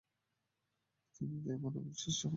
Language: Bangla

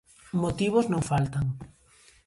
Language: Galician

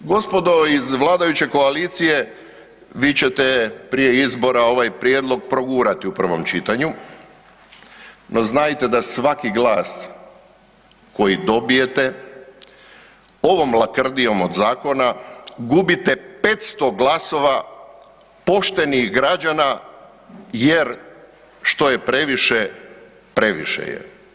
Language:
Croatian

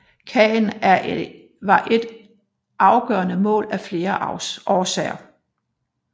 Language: Danish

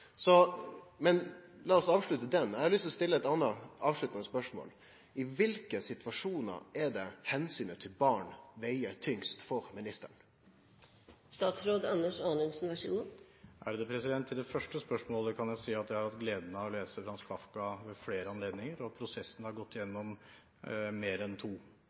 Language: Norwegian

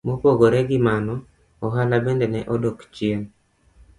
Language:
Luo (Kenya and Tanzania)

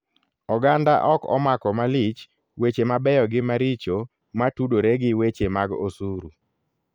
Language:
Luo (Kenya and Tanzania)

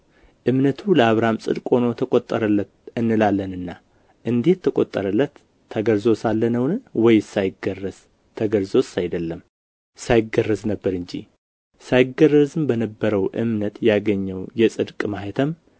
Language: Amharic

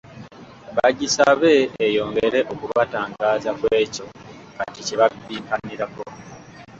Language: Ganda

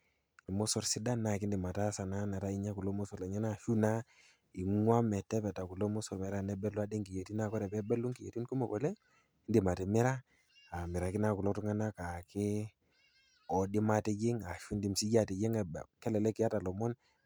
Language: Masai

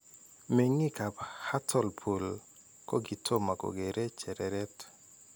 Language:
Kalenjin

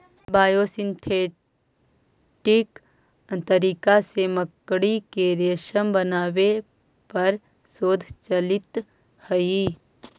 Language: Magahi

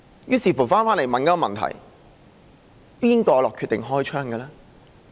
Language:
Cantonese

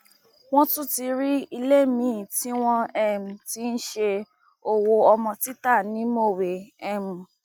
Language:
Yoruba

